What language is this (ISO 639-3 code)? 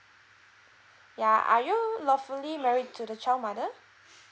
eng